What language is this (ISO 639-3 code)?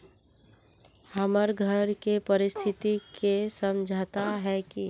mag